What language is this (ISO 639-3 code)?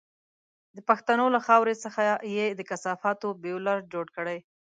pus